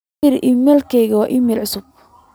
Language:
Somali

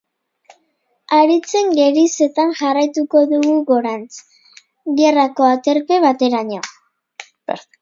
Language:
Basque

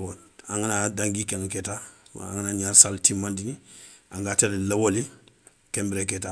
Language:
Soninke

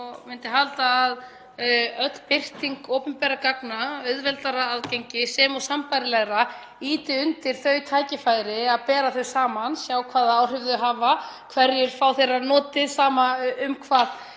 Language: Icelandic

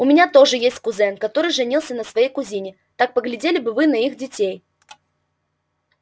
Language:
Russian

